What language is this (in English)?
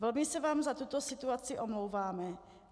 Czech